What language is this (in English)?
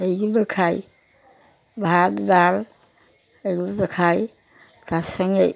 Bangla